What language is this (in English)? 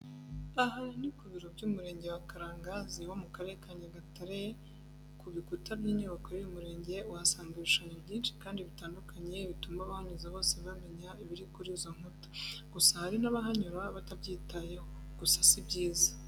Kinyarwanda